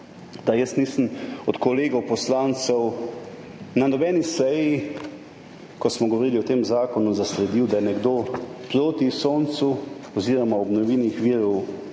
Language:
Slovenian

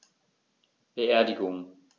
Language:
German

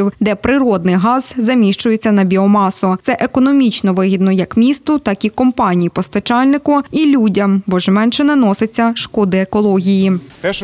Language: Ukrainian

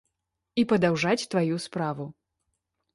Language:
Belarusian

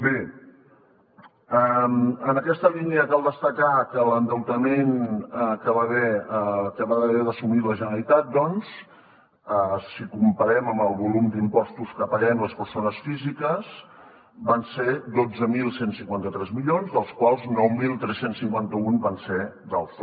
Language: Catalan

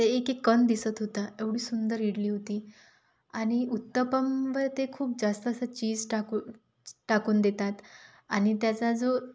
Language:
Marathi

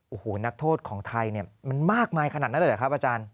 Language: Thai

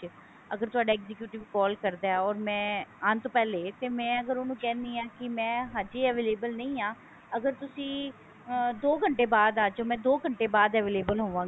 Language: Punjabi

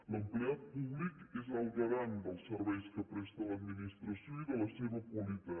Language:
Catalan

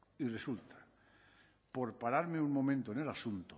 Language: Spanish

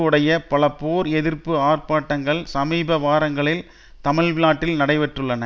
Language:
Tamil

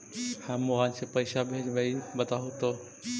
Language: Magahi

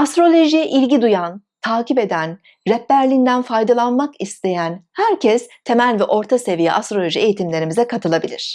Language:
Turkish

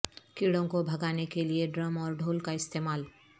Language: Urdu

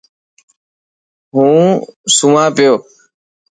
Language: Dhatki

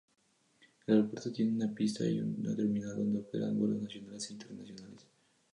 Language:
Spanish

